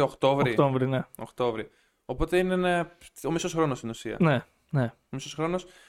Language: Greek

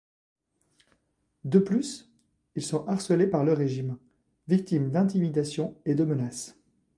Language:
French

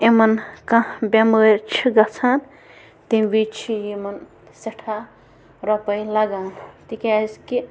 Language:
Kashmiri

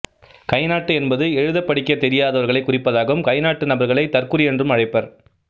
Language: Tamil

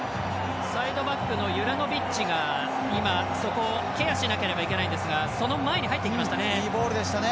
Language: Japanese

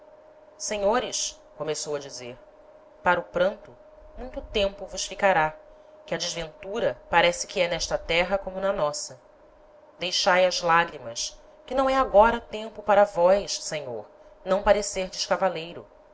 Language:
Portuguese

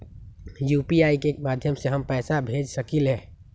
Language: Magahi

